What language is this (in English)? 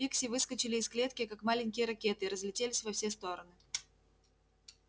Russian